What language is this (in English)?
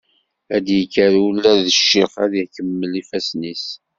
Kabyle